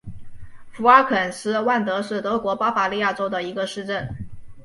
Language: Chinese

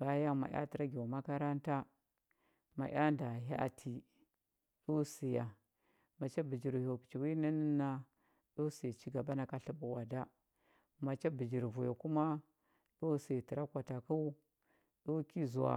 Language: Huba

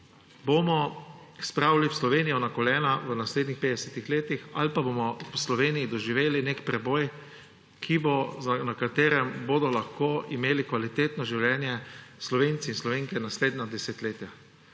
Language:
Slovenian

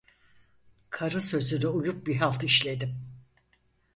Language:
Turkish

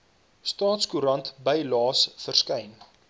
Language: Afrikaans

